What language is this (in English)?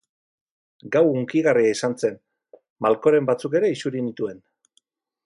Basque